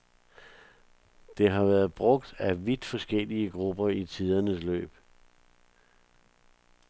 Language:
Danish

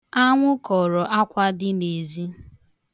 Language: Igbo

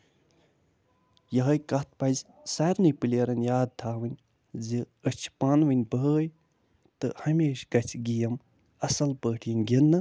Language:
Kashmiri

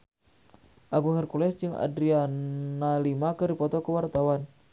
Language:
Sundanese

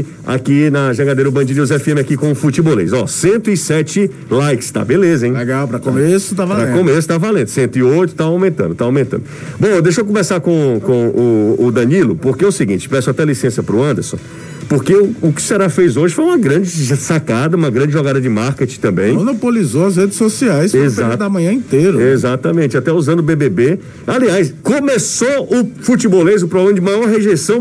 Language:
Portuguese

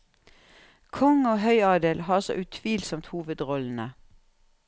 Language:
Norwegian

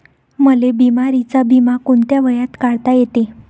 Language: Marathi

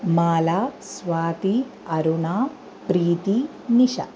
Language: Sanskrit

